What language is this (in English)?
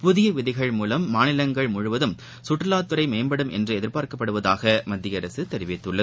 Tamil